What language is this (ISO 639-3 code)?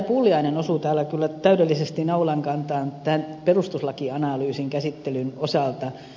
fin